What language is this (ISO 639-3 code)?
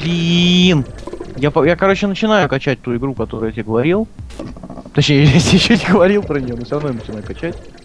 rus